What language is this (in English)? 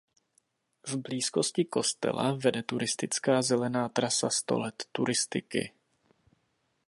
Czech